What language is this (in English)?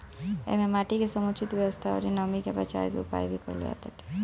Bhojpuri